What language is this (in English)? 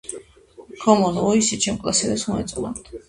Georgian